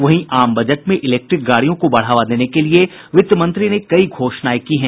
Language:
Hindi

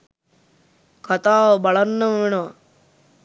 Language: Sinhala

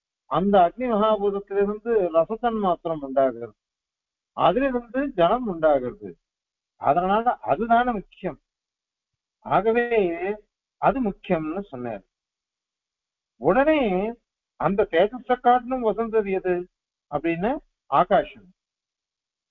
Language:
Arabic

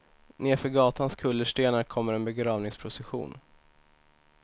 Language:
Swedish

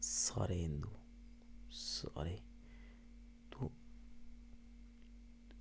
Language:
Dogri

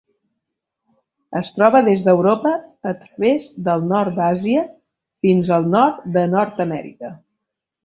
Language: Catalan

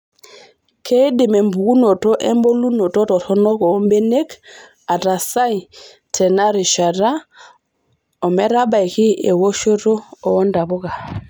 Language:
Masai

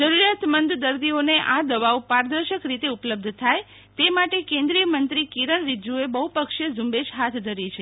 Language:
Gujarati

